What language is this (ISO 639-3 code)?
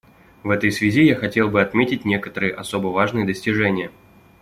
rus